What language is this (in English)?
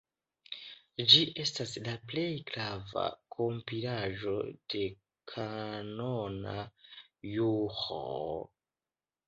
Esperanto